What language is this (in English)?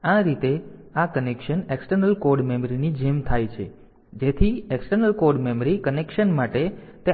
Gujarati